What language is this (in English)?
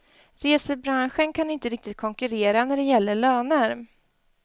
Swedish